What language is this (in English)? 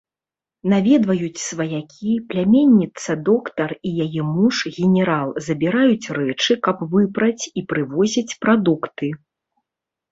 Belarusian